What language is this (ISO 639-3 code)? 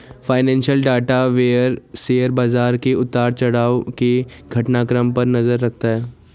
hin